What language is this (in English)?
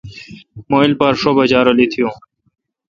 Kalkoti